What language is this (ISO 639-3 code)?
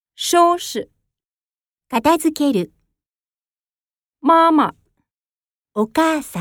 jpn